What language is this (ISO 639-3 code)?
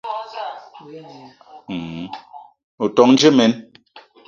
eto